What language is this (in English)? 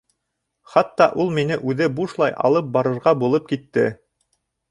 Bashkir